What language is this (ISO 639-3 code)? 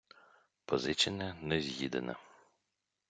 ukr